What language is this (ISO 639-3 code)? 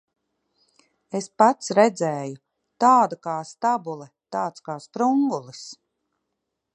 lav